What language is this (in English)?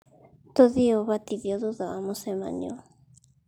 Kikuyu